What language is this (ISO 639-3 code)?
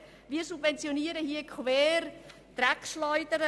gsw